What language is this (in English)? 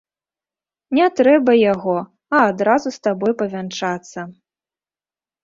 Belarusian